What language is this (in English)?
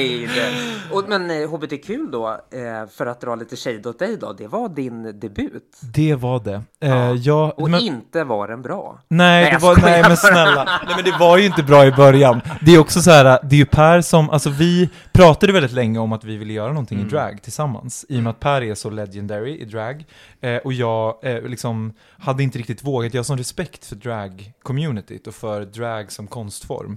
Swedish